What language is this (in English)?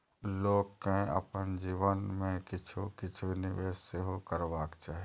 Maithili